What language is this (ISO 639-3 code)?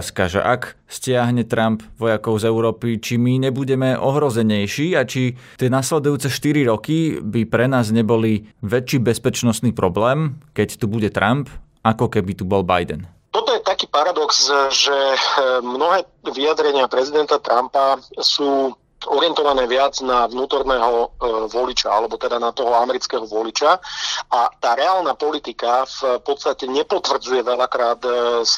slk